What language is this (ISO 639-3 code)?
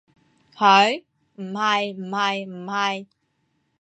yue